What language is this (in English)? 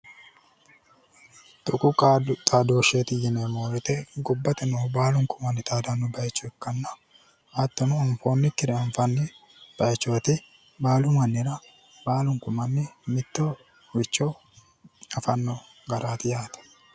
Sidamo